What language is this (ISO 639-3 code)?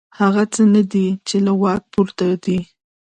pus